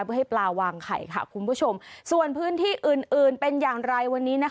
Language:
Thai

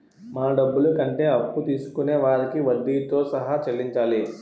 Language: Telugu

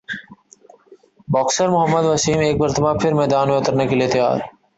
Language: Urdu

